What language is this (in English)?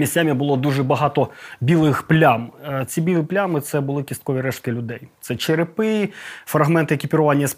Ukrainian